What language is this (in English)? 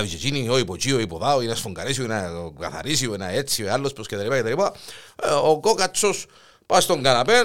Greek